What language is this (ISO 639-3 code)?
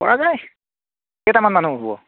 asm